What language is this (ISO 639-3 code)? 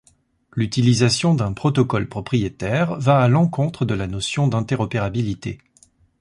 fra